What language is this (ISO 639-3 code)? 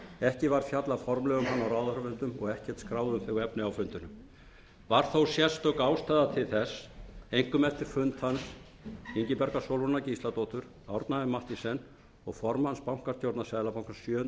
isl